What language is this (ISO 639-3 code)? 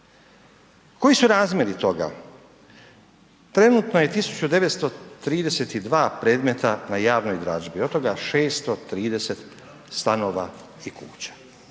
hrv